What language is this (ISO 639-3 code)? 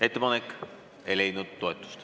est